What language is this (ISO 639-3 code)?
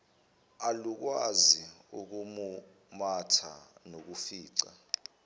zul